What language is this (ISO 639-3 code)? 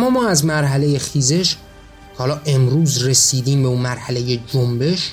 fas